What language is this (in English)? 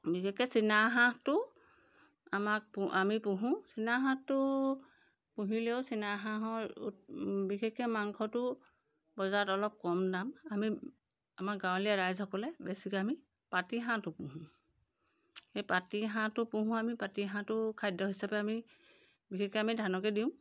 Assamese